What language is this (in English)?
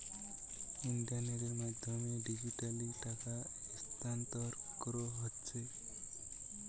Bangla